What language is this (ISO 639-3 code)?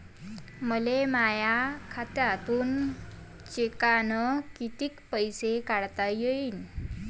mar